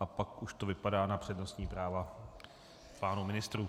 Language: Czech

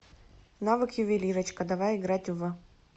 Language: Russian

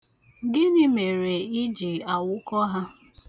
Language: Igbo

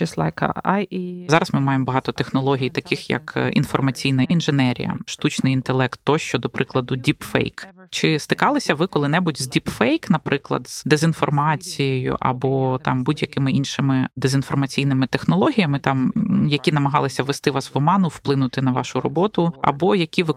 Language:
Ukrainian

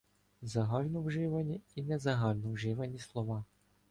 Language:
Ukrainian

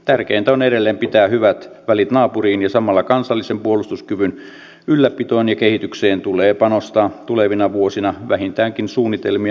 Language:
Finnish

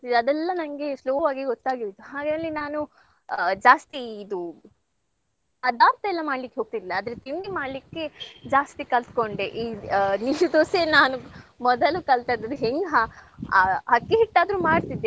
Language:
Kannada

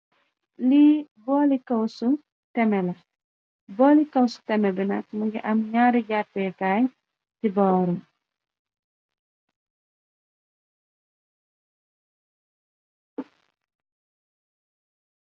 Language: Wolof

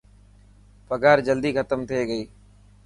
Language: Dhatki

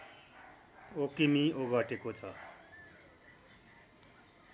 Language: Nepali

